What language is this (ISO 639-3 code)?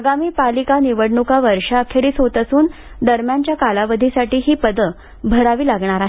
mar